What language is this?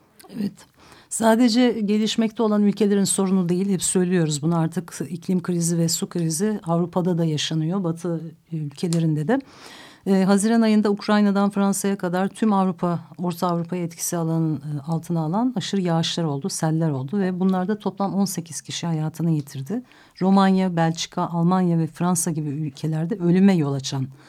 Turkish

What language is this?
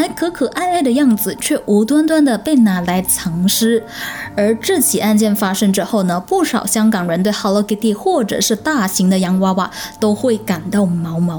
Chinese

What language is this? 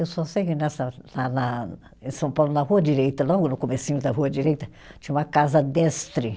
Portuguese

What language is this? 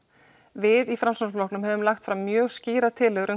Icelandic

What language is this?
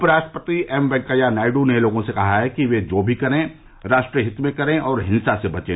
Hindi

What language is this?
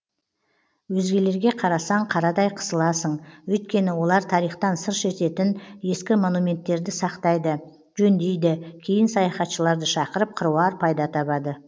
Kazakh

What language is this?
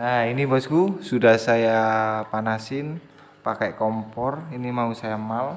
Indonesian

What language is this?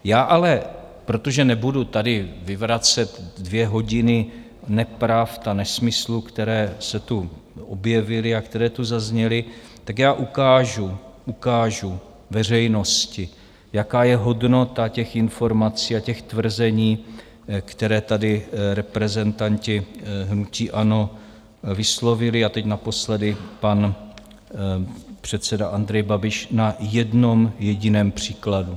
Czech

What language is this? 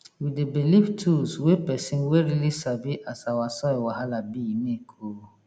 Nigerian Pidgin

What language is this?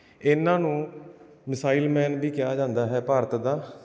Punjabi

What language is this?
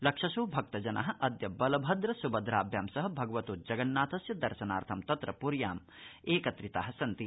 Sanskrit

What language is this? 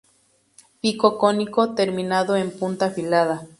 Spanish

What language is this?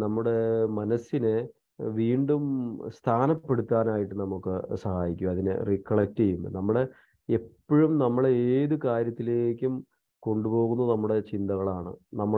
Malayalam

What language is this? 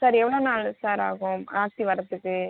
Tamil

